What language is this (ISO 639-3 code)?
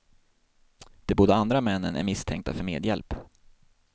swe